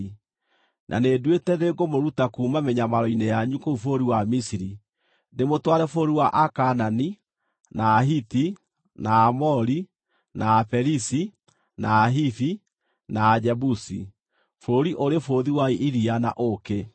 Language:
Kikuyu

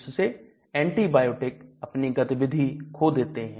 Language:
Hindi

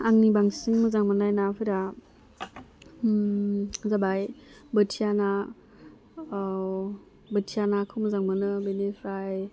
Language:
Bodo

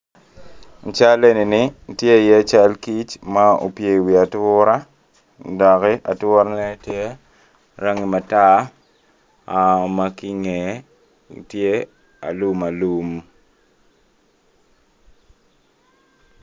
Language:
Acoli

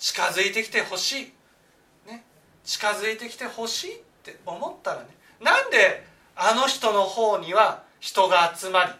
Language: Japanese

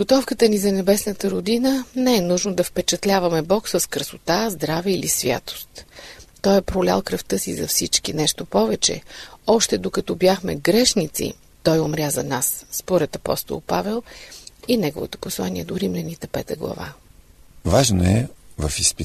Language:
Bulgarian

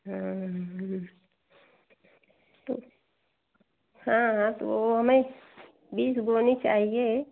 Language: Hindi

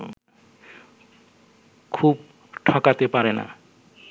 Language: Bangla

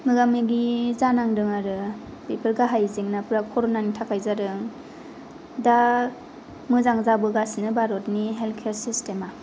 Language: Bodo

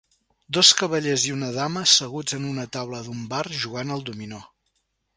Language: Catalan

